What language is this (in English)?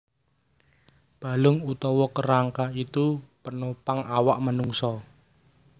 Javanese